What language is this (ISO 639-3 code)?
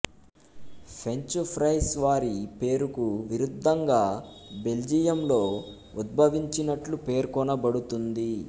tel